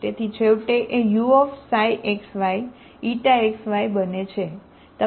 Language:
Gujarati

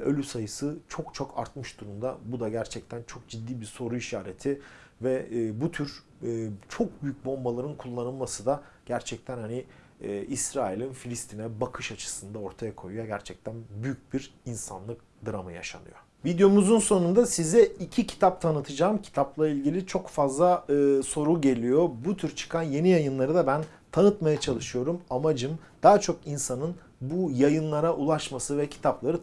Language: Turkish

